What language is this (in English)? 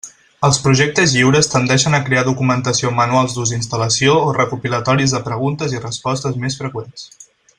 Catalan